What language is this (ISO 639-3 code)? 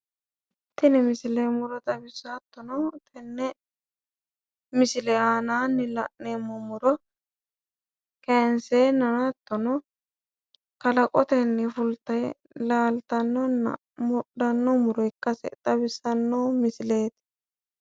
sid